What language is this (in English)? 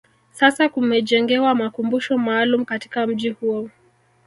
Swahili